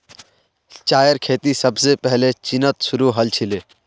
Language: Magahi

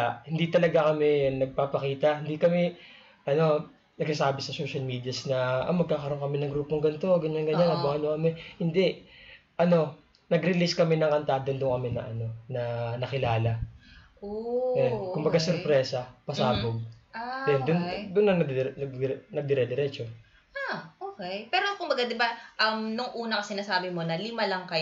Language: Filipino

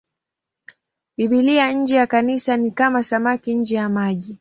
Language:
Swahili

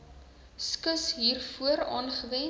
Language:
Afrikaans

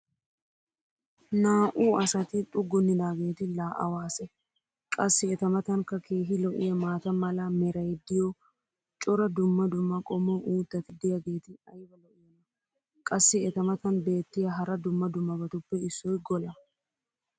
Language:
Wolaytta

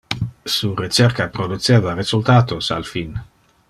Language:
Interlingua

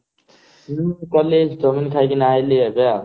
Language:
Odia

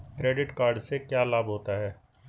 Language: Hindi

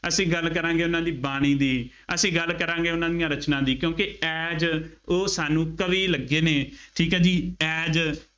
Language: Punjabi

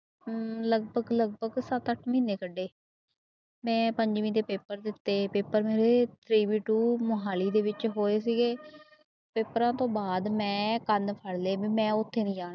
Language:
Punjabi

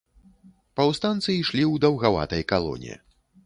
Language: Belarusian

